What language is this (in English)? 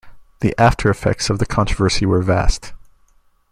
English